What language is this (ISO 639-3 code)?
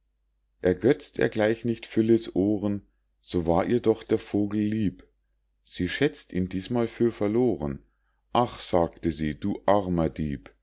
deu